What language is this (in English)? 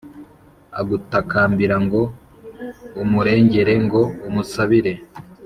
Kinyarwanda